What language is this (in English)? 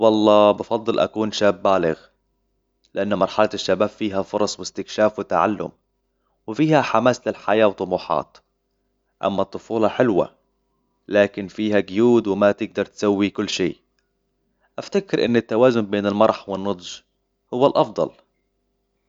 Hijazi Arabic